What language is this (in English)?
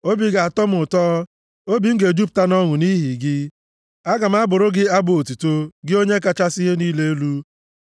Igbo